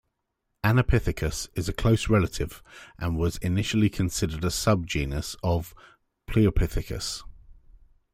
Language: English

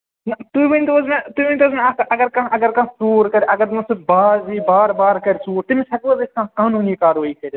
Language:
Kashmiri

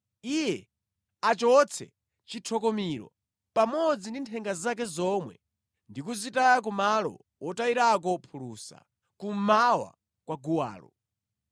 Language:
Nyanja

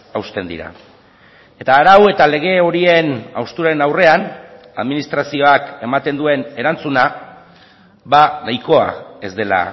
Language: Basque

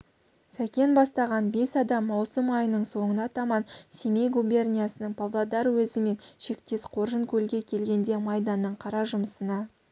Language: Kazakh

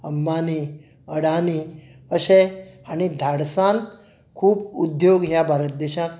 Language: Konkani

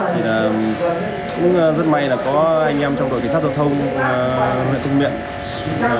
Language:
Vietnamese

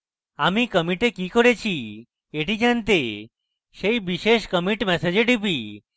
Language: Bangla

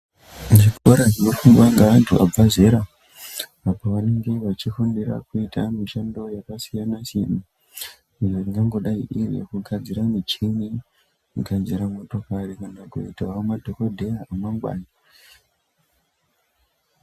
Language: Ndau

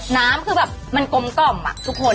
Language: Thai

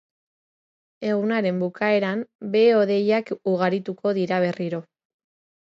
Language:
Basque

